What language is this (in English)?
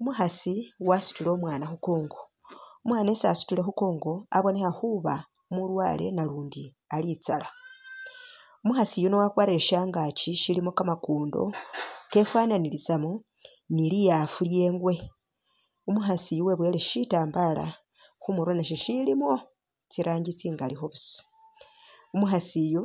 Masaaba